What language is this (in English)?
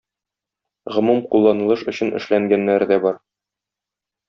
Tatar